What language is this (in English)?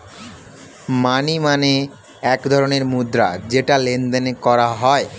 Bangla